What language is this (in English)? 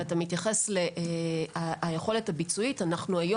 Hebrew